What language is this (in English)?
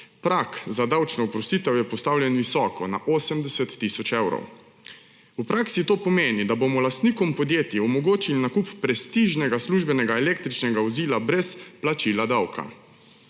Slovenian